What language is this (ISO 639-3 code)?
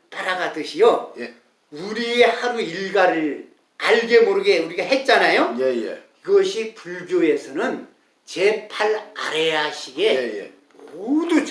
kor